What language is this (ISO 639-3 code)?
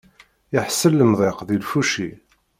kab